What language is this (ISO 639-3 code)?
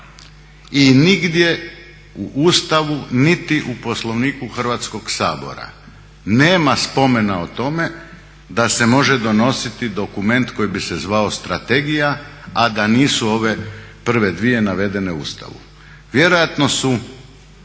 hrv